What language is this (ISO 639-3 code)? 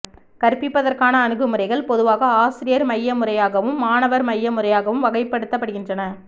tam